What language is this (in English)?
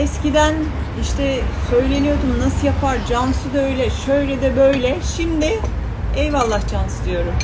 Turkish